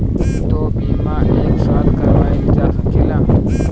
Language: Bhojpuri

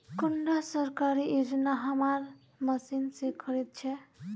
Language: Magahi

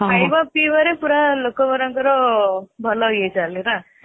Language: Odia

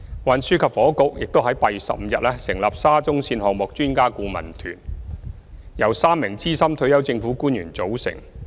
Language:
Cantonese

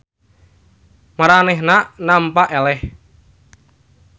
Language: Sundanese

